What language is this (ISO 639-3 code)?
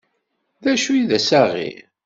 kab